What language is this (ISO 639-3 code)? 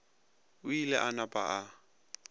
nso